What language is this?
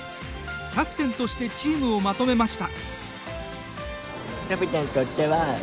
Japanese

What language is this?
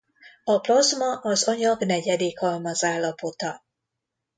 Hungarian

